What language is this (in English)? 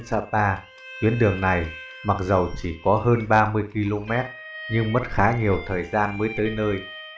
Vietnamese